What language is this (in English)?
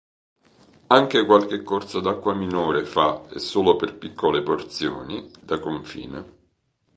Italian